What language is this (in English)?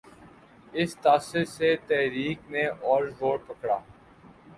Urdu